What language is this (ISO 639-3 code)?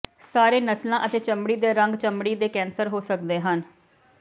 pan